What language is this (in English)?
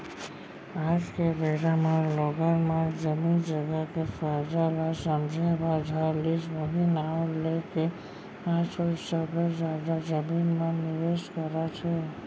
Chhattisgarhi